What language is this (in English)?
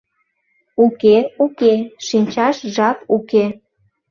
Mari